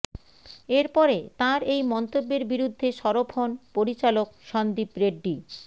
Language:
Bangla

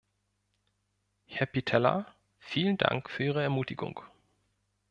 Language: German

